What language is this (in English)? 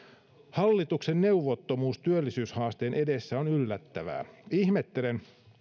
Finnish